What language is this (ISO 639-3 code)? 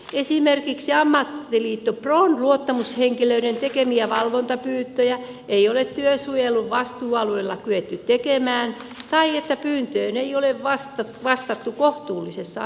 fin